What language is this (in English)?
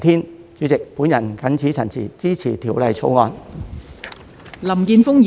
Cantonese